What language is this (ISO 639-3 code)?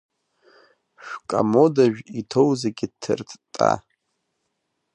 abk